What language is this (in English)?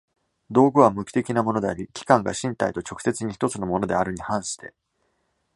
Japanese